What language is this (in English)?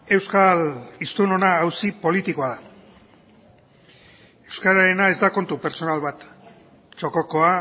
Basque